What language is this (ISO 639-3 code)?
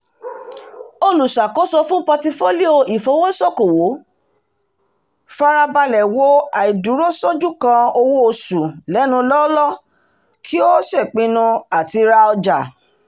yor